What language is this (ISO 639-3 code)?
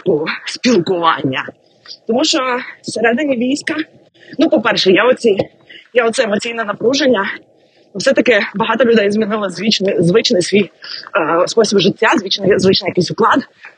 ukr